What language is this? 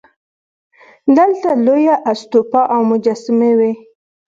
Pashto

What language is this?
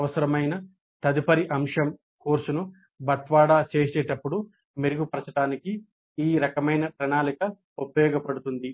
Telugu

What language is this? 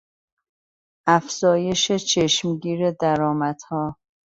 Persian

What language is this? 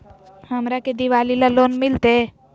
Magahi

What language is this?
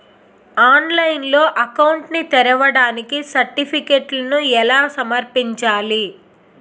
Telugu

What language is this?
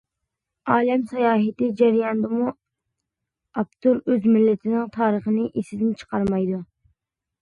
Uyghur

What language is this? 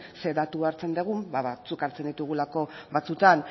Basque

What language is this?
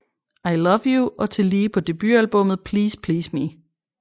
Danish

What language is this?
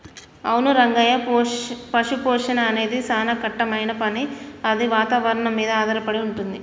Telugu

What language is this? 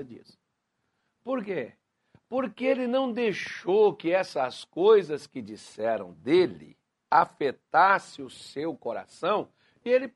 Portuguese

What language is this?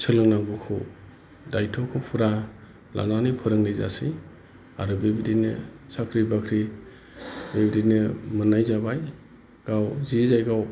Bodo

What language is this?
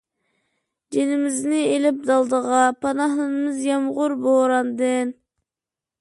Uyghur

